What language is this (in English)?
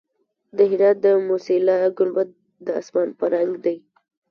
Pashto